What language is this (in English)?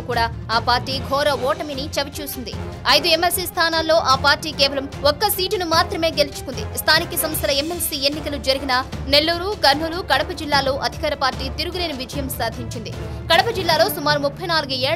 Hindi